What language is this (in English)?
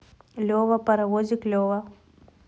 Russian